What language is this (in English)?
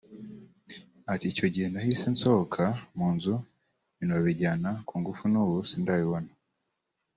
Kinyarwanda